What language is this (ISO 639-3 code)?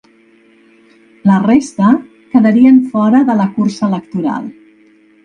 cat